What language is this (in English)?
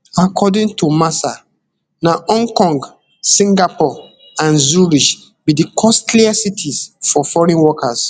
Nigerian Pidgin